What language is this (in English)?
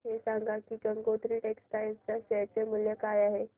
Marathi